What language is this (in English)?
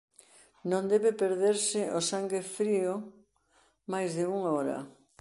Galician